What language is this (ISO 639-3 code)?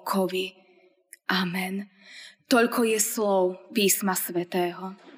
slk